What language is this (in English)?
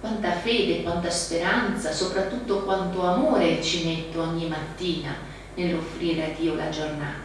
Italian